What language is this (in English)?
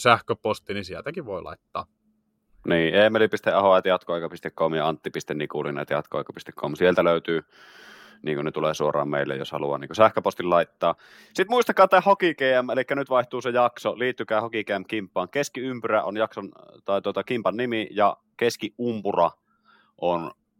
Finnish